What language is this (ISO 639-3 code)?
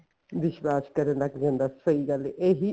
pan